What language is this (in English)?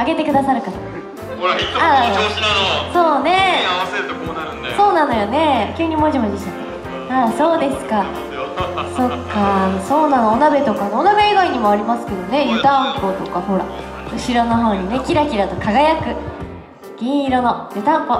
Japanese